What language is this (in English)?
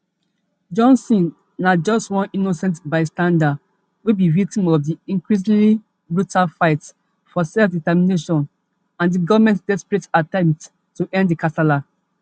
Nigerian Pidgin